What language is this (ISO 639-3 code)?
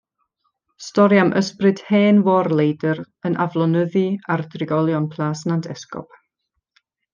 cym